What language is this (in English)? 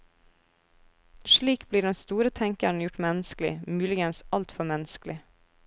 Norwegian